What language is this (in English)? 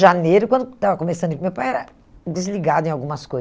Portuguese